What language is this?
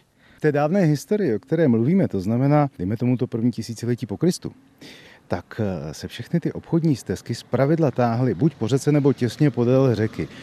Czech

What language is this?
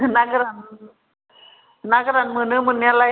Bodo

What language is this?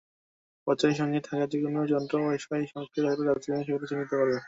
Bangla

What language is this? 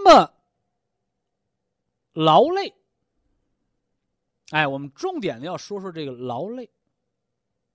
Chinese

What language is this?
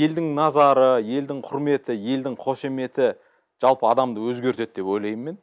Turkish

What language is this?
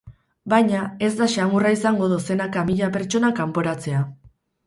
Basque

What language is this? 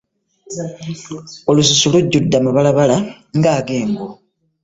Ganda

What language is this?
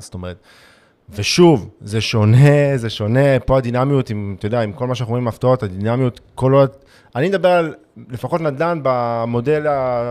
Hebrew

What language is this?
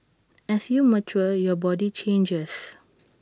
English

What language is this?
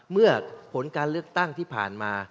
Thai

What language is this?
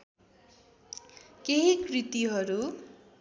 Nepali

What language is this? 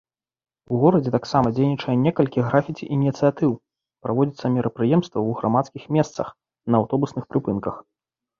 Belarusian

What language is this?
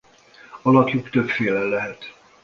Hungarian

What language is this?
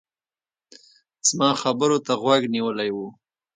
Pashto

